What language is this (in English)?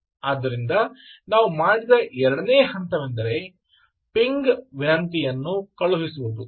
Kannada